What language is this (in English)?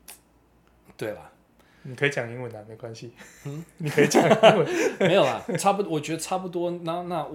Chinese